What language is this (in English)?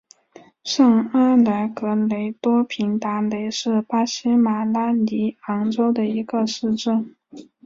Chinese